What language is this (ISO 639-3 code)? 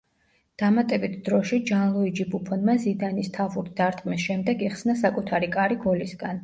kat